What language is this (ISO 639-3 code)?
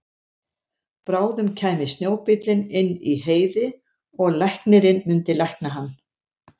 isl